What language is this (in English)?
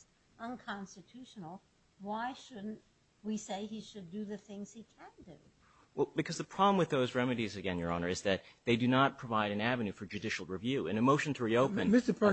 English